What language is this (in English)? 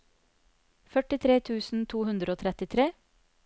Norwegian